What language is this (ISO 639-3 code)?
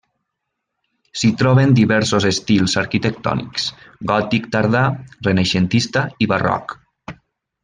cat